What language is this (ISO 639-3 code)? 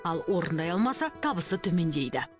kaz